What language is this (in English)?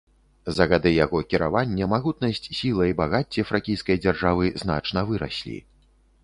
Belarusian